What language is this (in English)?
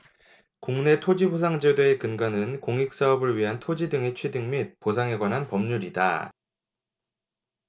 Korean